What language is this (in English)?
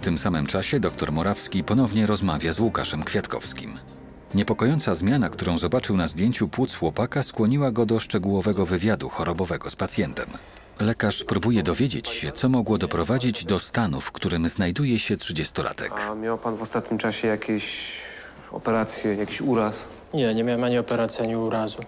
Polish